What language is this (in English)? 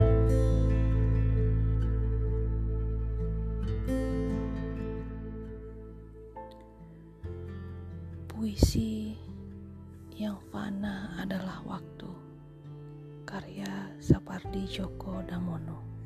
Indonesian